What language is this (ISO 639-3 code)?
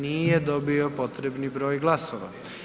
hrv